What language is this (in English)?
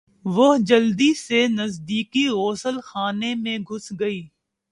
Urdu